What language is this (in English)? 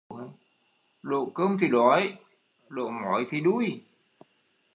Vietnamese